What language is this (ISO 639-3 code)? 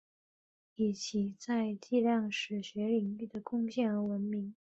zho